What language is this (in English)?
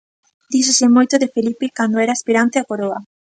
Galician